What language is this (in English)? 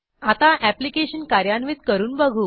Marathi